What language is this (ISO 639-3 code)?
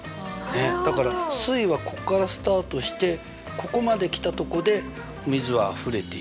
jpn